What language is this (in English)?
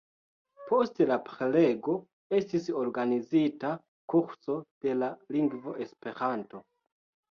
Esperanto